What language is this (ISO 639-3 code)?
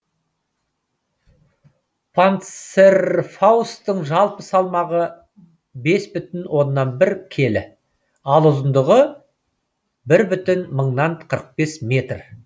kaz